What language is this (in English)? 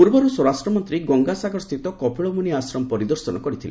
Odia